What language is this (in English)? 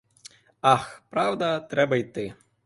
Ukrainian